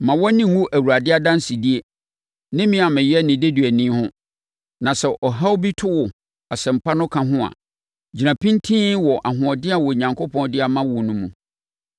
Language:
Akan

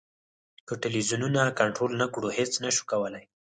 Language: Pashto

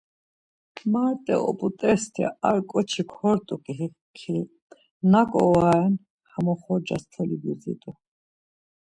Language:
Laz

